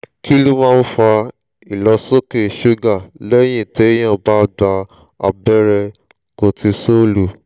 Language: Yoruba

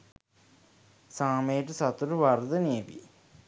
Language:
Sinhala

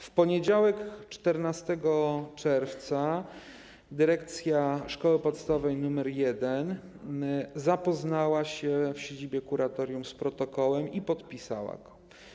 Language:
Polish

